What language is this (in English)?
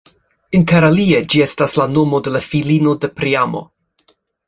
Esperanto